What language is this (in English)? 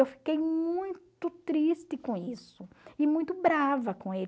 Portuguese